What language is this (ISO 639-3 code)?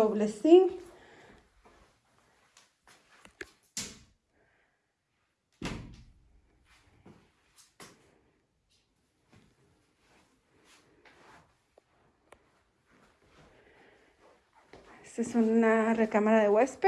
spa